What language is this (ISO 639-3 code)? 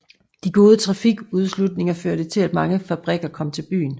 dan